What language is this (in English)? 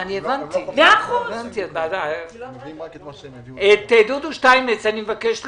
Hebrew